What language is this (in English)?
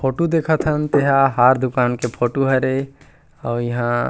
Chhattisgarhi